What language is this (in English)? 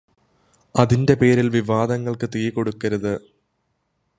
Malayalam